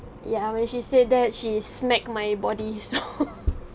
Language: English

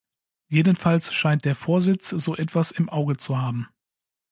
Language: German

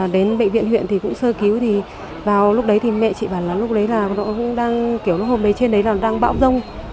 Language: Vietnamese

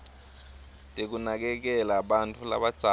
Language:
Swati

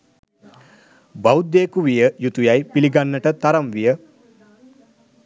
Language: Sinhala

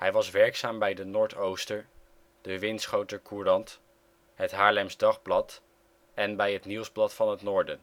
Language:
Dutch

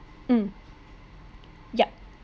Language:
English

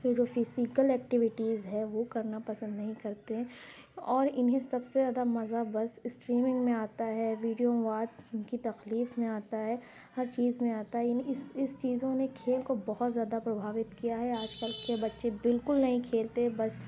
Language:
Urdu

